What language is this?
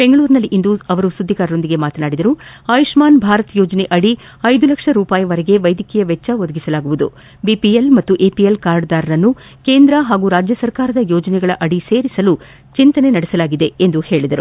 Kannada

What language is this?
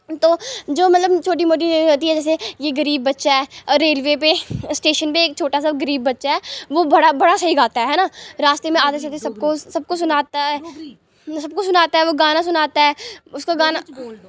Dogri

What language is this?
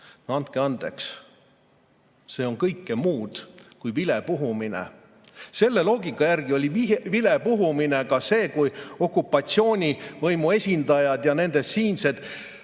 Estonian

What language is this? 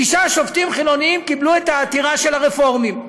Hebrew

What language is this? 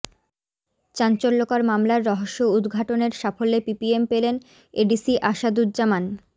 Bangla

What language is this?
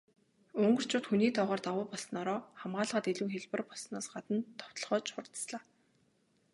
Mongolian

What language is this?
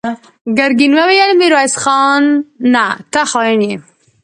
Pashto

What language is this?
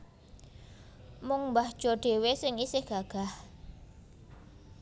Javanese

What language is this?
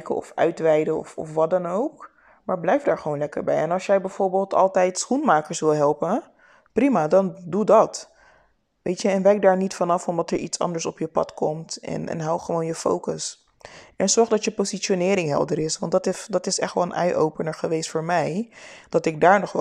Dutch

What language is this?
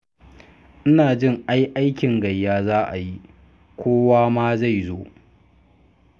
Hausa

